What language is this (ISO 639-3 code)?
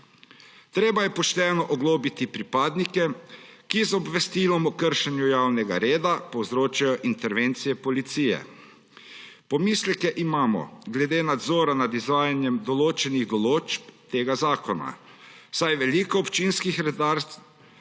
slv